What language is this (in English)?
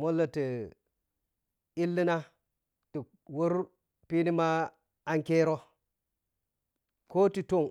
Piya-Kwonci